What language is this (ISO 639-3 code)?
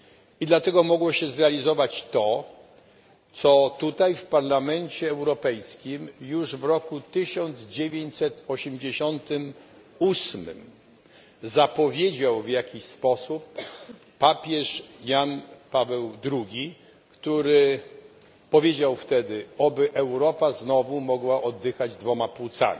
pol